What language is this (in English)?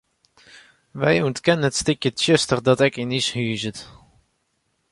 Western Frisian